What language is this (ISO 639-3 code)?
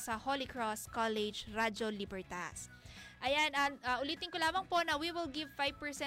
fil